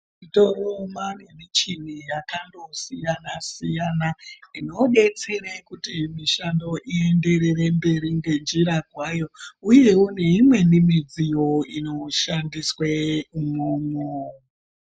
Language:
Ndau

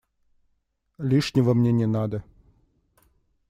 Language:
Russian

